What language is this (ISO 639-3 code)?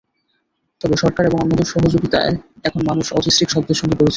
ben